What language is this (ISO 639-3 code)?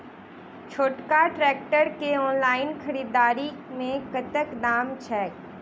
mai